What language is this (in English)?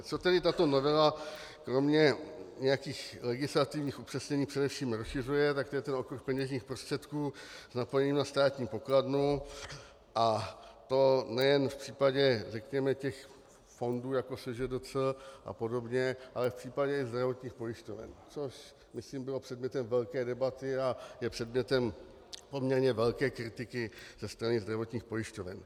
Czech